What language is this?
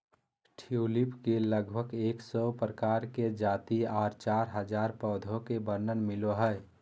Magahi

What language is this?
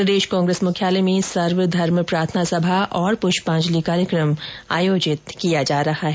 Hindi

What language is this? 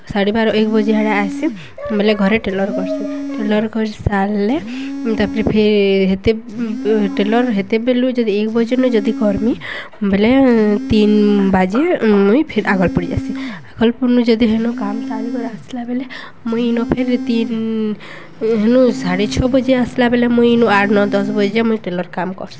Odia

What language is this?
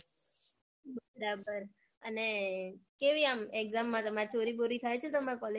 Gujarati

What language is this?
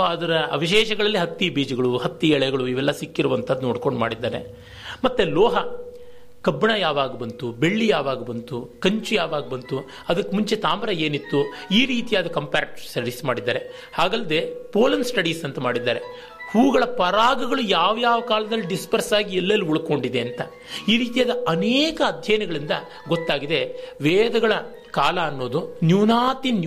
Kannada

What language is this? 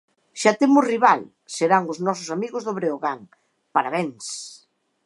Galician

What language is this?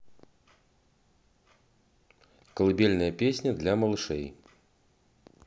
Russian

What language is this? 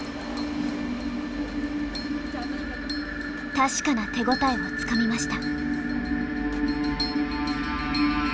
Japanese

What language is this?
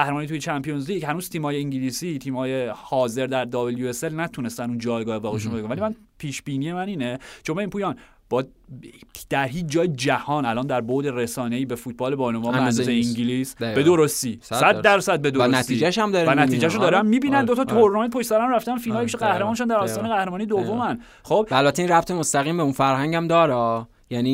Persian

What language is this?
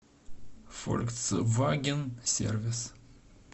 Russian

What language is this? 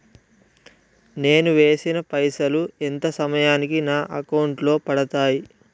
Telugu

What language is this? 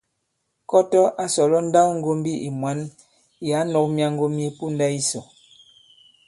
Bankon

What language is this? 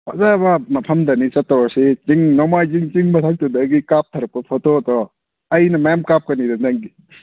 Manipuri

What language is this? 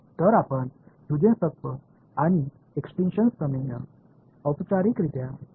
Marathi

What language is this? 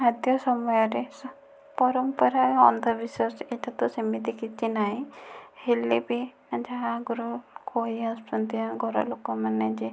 Odia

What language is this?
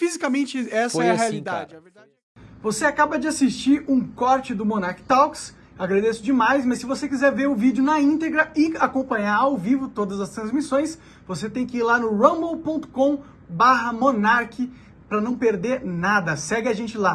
Portuguese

